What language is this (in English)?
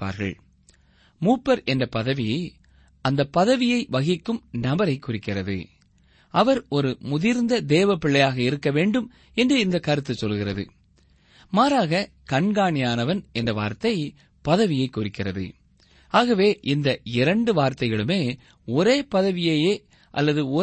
Tamil